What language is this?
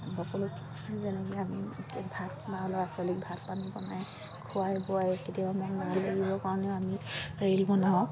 Assamese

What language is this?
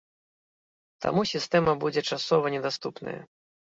Belarusian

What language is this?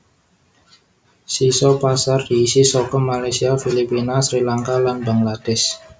Javanese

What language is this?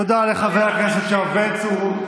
Hebrew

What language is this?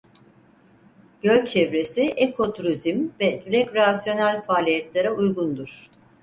Turkish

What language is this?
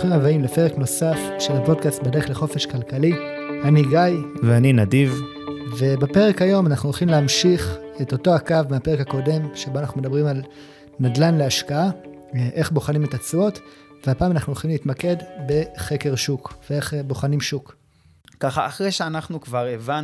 Hebrew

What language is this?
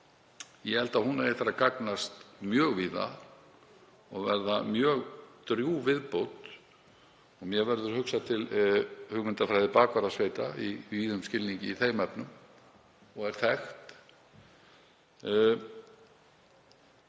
Icelandic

